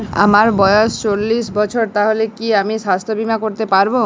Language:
Bangla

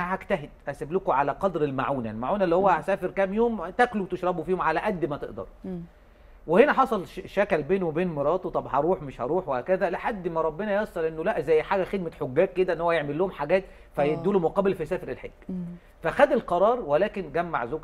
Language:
Arabic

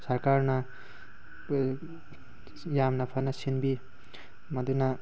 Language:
Manipuri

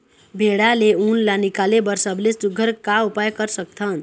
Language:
Chhattisgarhi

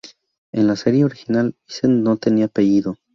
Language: Spanish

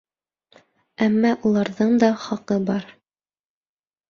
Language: Bashkir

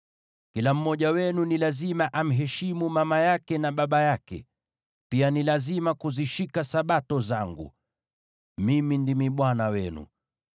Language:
Swahili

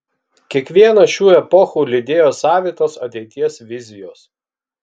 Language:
Lithuanian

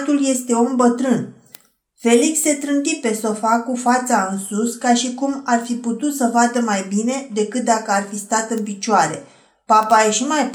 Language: Romanian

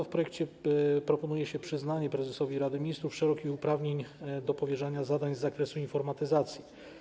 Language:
Polish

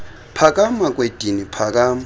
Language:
Xhosa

